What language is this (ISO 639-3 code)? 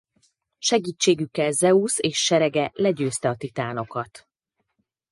hun